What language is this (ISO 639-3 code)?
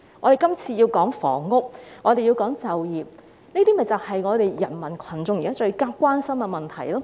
yue